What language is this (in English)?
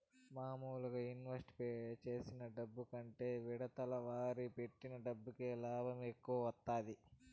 Telugu